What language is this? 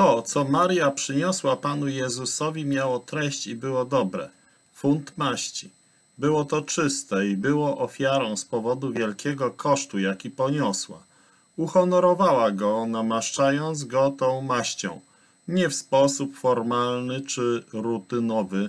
Polish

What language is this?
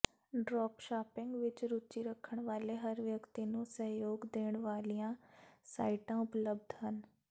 Punjabi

